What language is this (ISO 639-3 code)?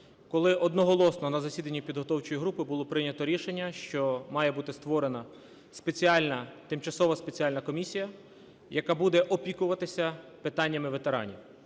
ukr